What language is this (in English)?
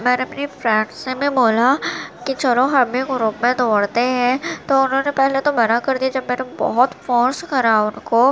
Urdu